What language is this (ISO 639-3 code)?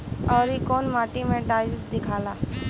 bho